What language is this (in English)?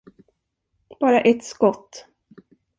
Swedish